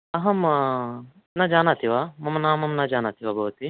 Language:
Sanskrit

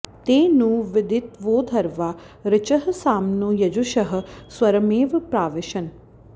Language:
Sanskrit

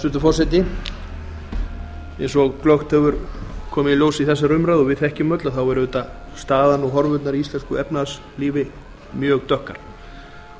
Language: Icelandic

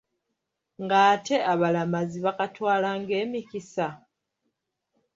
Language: Ganda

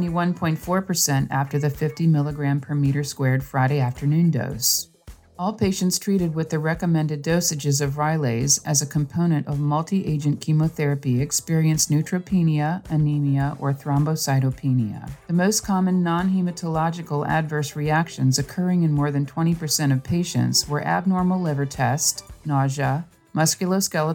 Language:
English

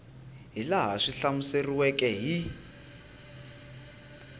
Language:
Tsonga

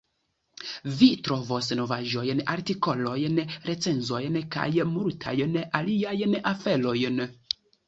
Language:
Esperanto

